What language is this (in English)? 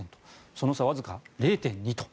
Japanese